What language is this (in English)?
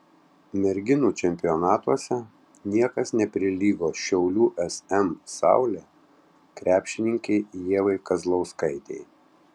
Lithuanian